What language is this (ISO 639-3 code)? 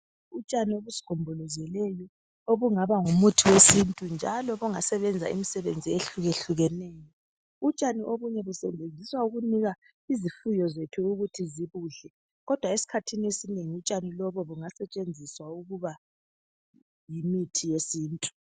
nde